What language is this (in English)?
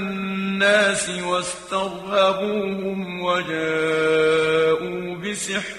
Arabic